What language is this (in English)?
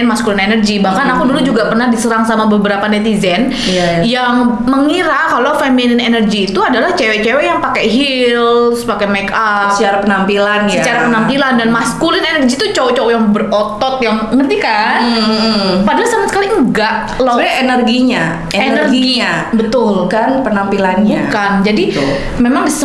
Indonesian